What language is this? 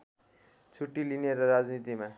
Nepali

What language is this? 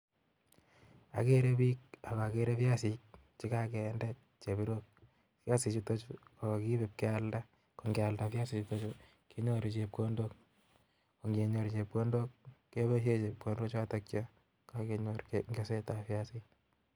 Kalenjin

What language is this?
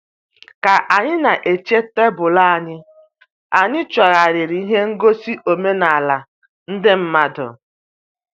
Igbo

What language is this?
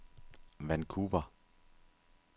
Danish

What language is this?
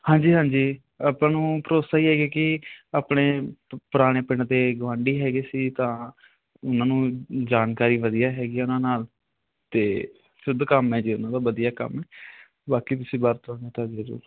Punjabi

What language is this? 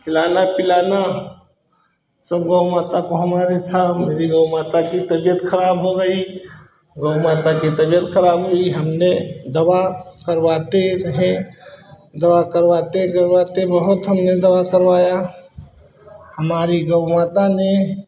Hindi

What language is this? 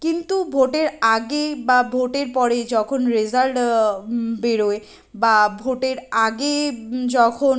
Bangla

